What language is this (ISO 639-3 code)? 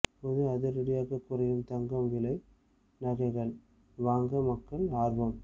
tam